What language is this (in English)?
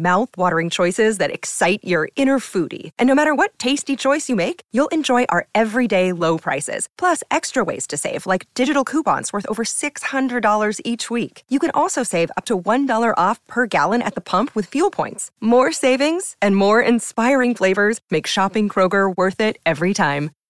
Thai